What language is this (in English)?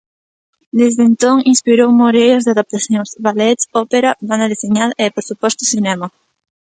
Galician